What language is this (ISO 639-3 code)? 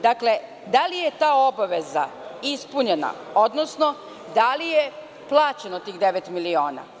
srp